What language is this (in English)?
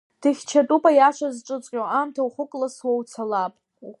Abkhazian